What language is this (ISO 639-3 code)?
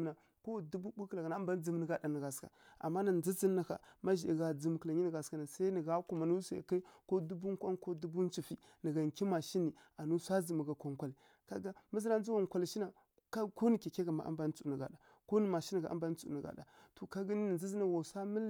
fkk